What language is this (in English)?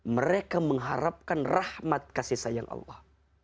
Indonesian